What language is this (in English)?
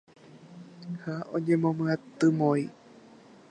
Guarani